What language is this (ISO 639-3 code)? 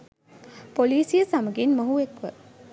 sin